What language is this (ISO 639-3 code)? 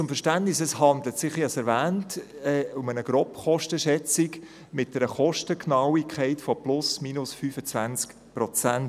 gsw